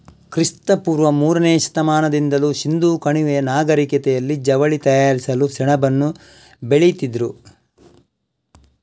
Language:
Kannada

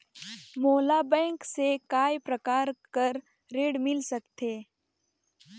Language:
Chhattisgarhi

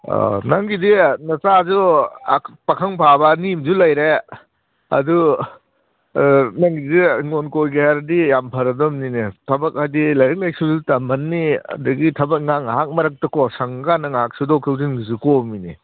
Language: Manipuri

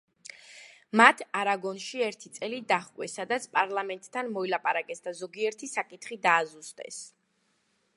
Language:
Georgian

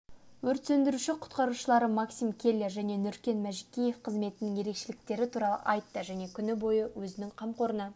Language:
Kazakh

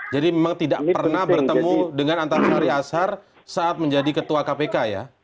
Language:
Indonesian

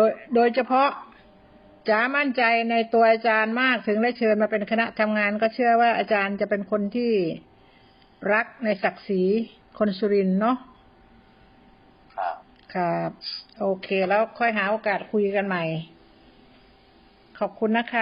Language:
Thai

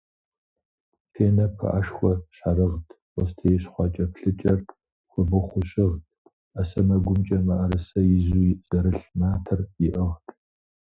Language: Kabardian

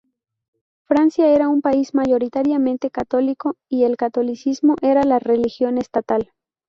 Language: Spanish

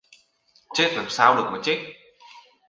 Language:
Vietnamese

